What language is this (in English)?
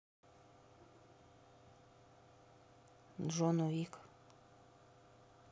Russian